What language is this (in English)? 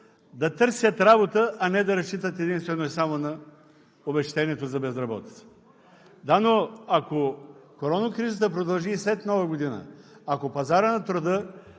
Bulgarian